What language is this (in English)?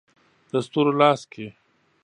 Pashto